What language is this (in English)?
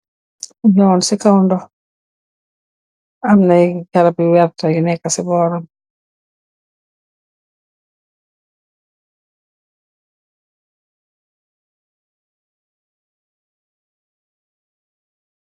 Wolof